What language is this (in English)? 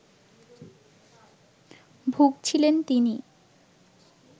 Bangla